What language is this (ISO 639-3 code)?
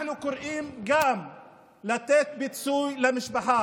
heb